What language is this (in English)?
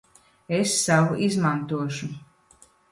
Latvian